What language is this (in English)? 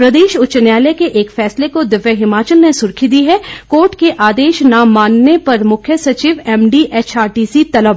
Hindi